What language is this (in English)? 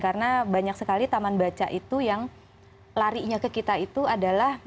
Indonesian